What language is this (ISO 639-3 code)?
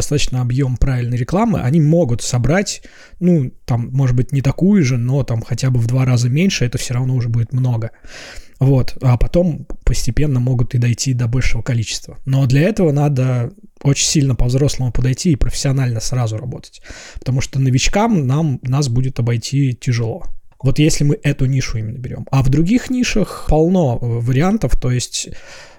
rus